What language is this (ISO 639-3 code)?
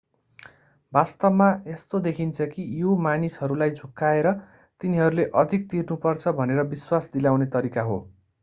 nep